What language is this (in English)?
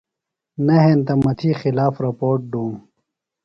Phalura